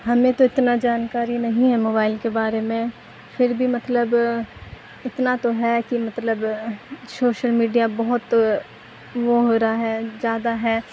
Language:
Urdu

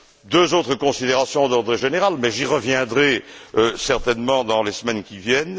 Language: French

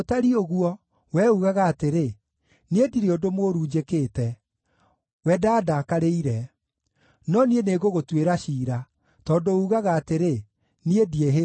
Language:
Kikuyu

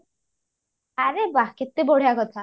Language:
Odia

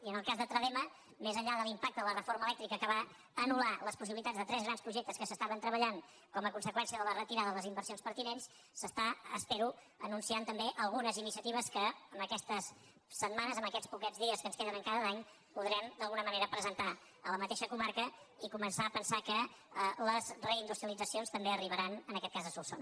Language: Catalan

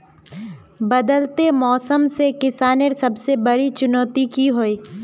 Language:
Magahi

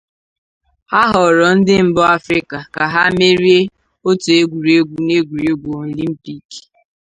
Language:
Igbo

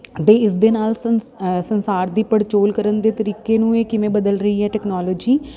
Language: Punjabi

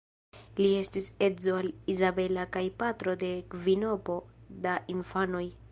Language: Esperanto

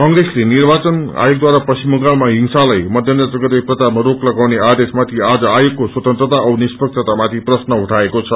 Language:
Nepali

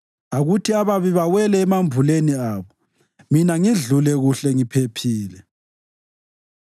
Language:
North Ndebele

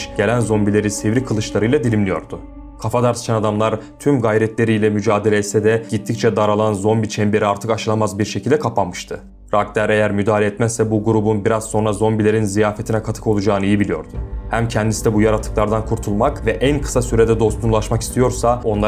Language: Turkish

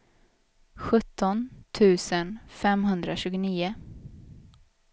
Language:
Swedish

